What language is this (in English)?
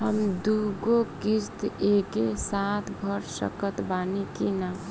Bhojpuri